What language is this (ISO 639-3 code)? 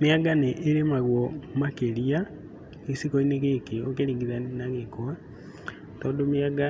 kik